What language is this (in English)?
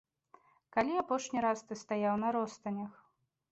Belarusian